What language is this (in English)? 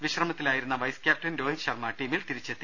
Malayalam